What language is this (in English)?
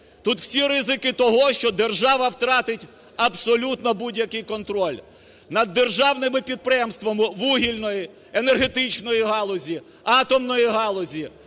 Ukrainian